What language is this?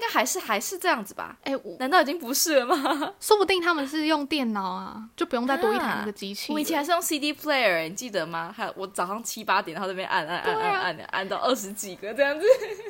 Chinese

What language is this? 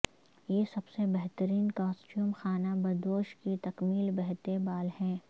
Urdu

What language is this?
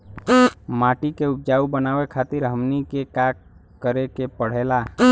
Bhojpuri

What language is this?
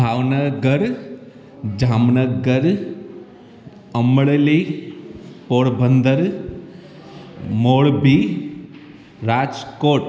Sindhi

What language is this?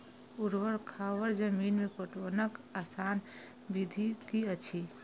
Maithili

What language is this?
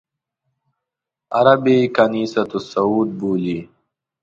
Pashto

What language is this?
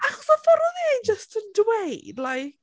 Welsh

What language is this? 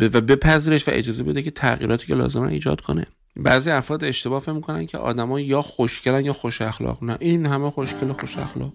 Persian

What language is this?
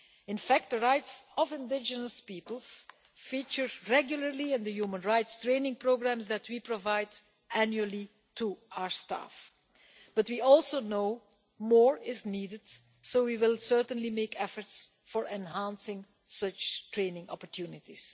English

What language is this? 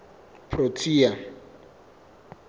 Southern Sotho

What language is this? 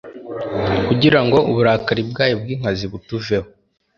Kinyarwanda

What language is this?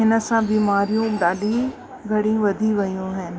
Sindhi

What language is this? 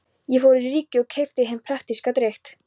Icelandic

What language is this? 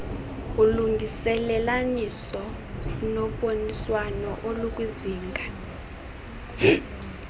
Xhosa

